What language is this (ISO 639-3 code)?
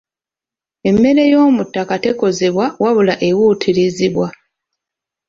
lug